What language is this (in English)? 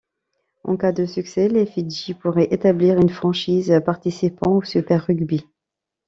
French